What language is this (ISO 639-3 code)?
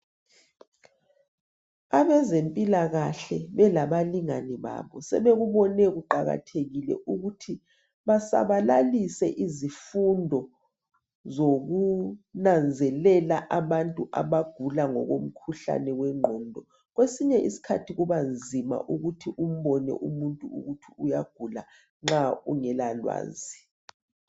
nde